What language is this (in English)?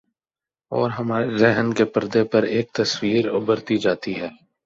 Urdu